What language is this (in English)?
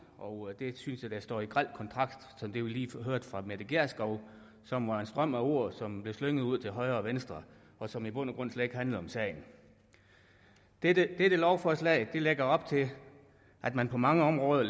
Danish